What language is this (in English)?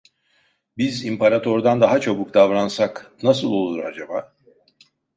Turkish